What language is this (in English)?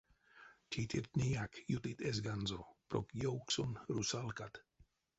Erzya